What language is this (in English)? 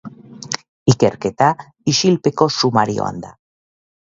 Basque